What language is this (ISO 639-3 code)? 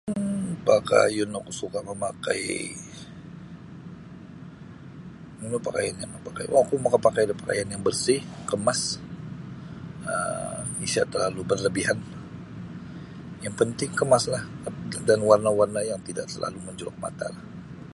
bsy